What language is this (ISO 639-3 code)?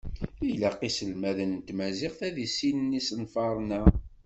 kab